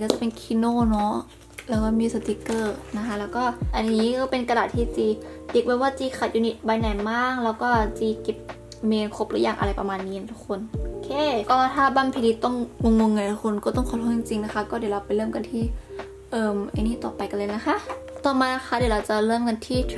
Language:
Thai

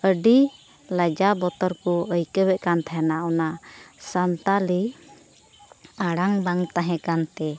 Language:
Santali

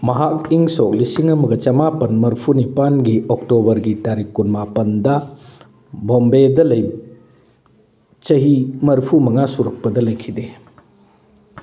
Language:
Manipuri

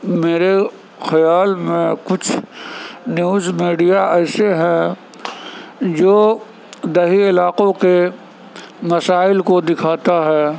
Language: Urdu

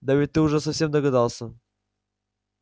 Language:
Russian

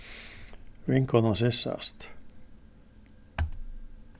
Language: Faroese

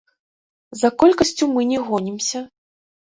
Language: Belarusian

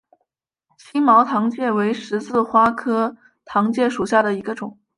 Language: Chinese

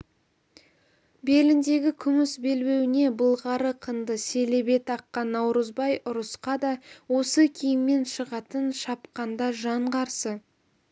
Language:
Kazakh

